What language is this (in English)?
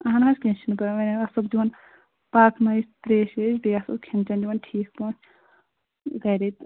Kashmiri